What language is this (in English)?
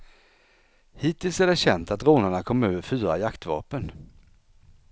Swedish